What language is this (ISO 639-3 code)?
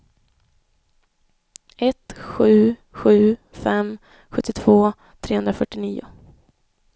swe